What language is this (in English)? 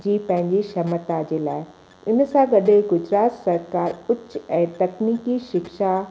Sindhi